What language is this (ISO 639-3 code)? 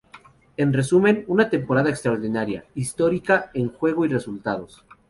spa